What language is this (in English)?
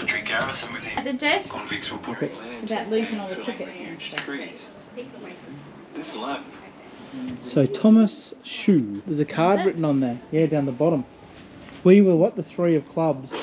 English